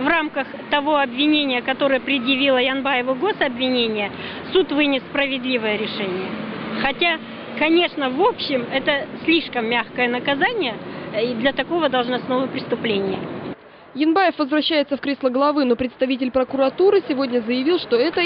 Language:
Russian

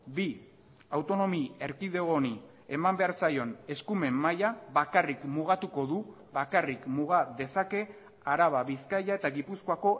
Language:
Basque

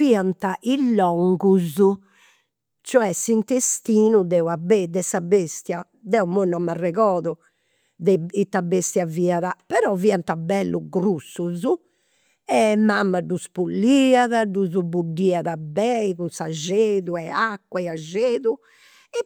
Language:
Campidanese Sardinian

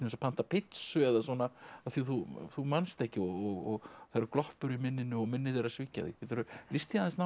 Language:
Icelandic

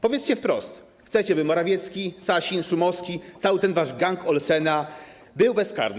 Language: Polish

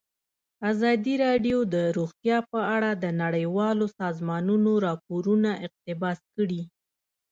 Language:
Pashto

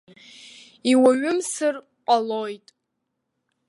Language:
Abkhazian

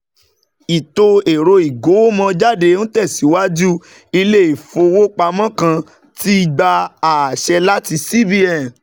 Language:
Yoruba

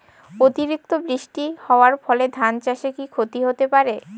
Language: Bangla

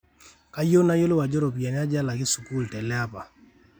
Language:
Masai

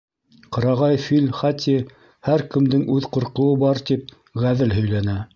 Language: Bashkir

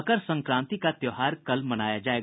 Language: Hindi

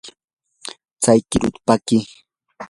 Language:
Yanahuanca Pasco Quechua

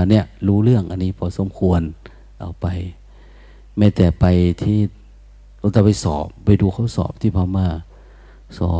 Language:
Thai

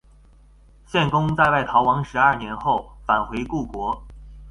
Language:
Chinese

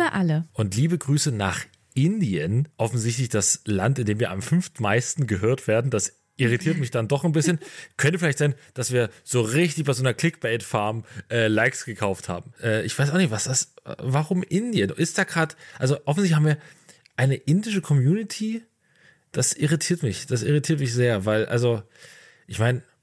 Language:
German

